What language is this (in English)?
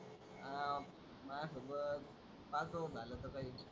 Marathi